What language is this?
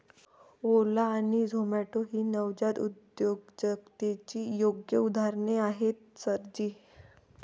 Marathi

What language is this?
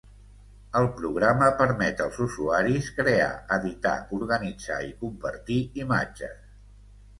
Catalan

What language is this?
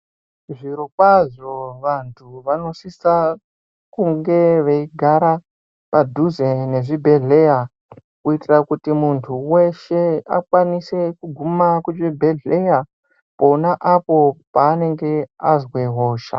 Ndau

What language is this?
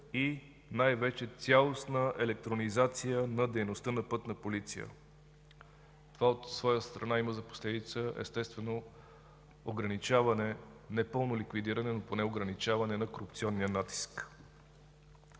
Bulgarian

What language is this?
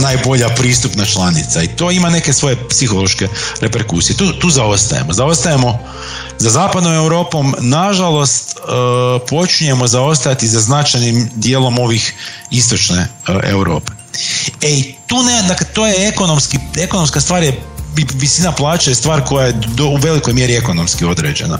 Croatian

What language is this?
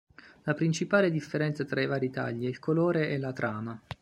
Italian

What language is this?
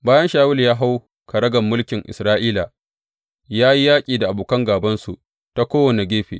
Hausa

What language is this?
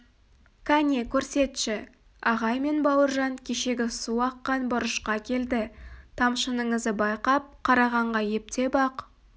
Kazakh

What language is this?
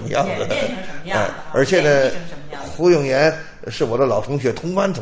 Chinese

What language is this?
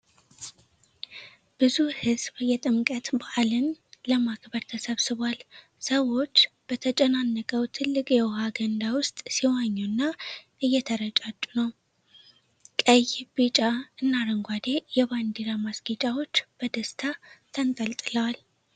Amharic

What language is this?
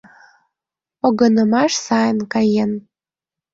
Mari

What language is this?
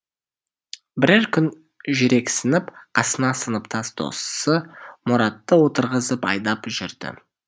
Kazakh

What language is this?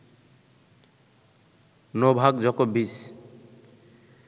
Bangla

